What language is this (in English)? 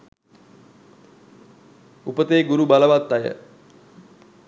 Sinhala